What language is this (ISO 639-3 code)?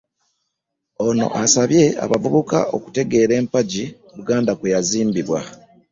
lug